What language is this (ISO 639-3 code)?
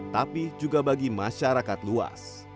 ind